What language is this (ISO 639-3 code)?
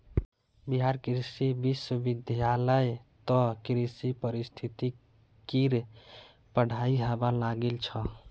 mag